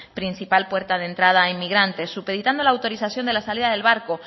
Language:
Spanish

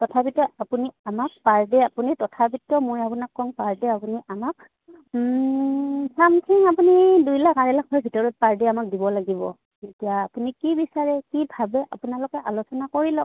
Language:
Assamese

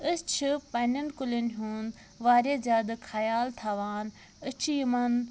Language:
Kashmiri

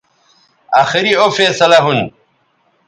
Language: Bateri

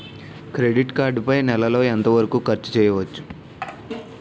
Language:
Telugu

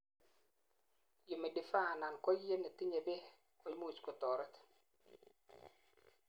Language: Kalenjin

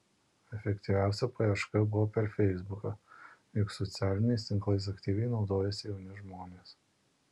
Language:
Lithuanian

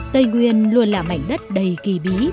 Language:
Vietnamese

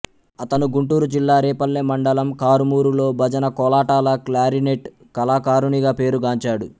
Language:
Telugu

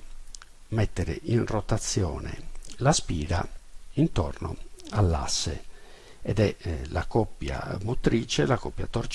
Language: Italian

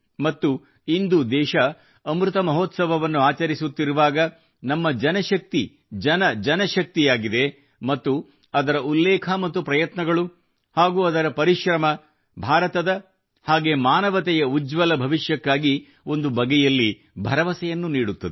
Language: Kannada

